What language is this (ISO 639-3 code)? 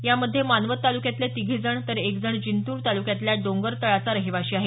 mar